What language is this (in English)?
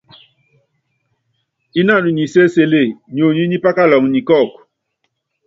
Yangben